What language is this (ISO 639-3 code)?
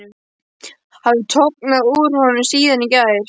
isl